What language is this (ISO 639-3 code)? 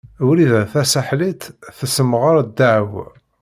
kab